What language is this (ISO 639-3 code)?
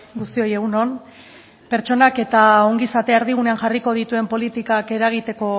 eus